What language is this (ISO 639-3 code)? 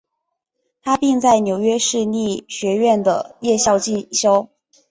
zho